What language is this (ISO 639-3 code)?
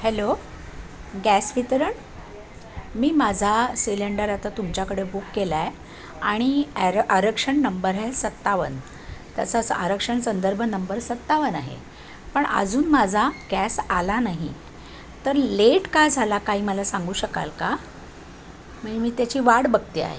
mar